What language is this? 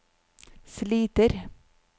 Norwegian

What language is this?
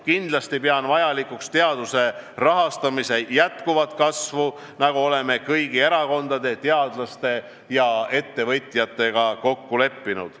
Estonian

